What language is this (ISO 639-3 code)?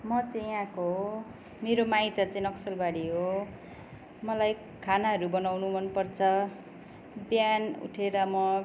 nep